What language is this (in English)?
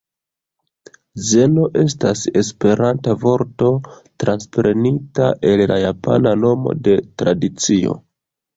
Esperanto